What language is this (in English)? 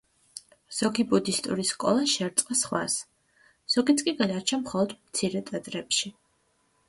Georgian